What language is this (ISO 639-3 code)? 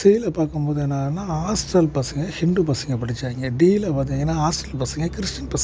tam